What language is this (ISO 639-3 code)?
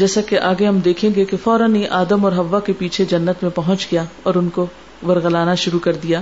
urd